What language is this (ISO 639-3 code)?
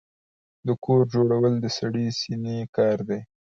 pus